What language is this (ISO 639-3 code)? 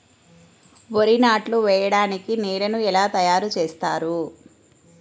tel